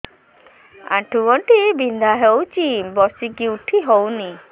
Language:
Odia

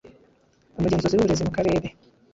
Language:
Kinyarwanda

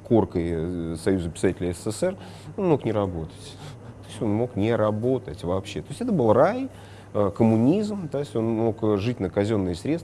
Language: Russian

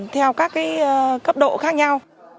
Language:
Vietnamese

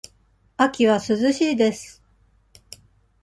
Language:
Japanese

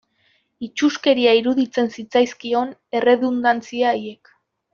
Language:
Basque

